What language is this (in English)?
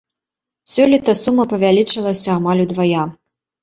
Belarusian